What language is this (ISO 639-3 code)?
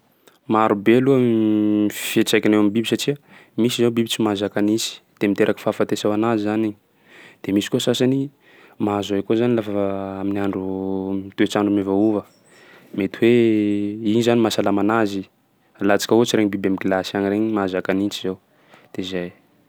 skg